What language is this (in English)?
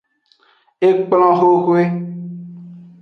Aja (Benin)